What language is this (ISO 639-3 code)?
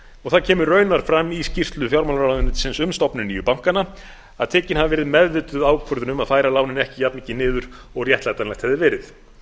isl